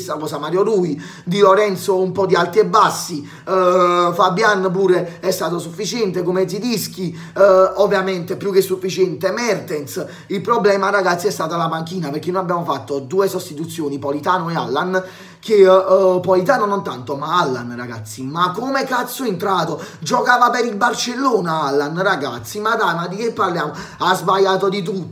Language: Italian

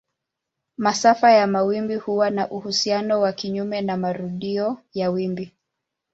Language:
Swahili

